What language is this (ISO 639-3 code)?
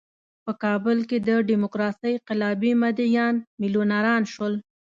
pus